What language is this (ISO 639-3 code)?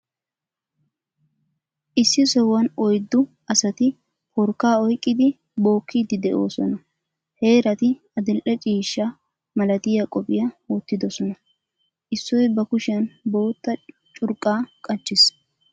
wal